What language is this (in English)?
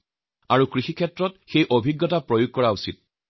Assamese